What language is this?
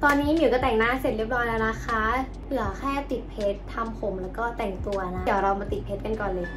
Thai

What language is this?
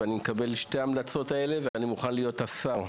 Hebrew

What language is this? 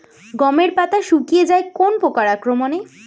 Bangla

